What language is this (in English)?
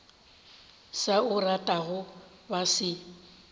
Northern Sotho